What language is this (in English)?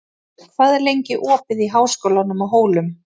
Icelandic